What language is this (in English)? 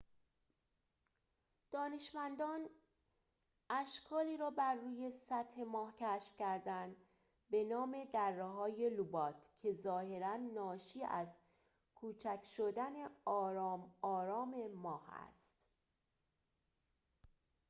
Persian